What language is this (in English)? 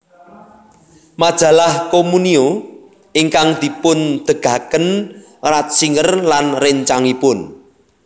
Javanese